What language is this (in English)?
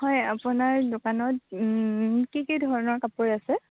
Assamese